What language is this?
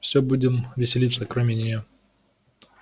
Russian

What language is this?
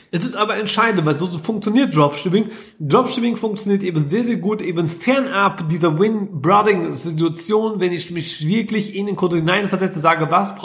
German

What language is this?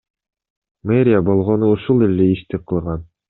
Kyrgyz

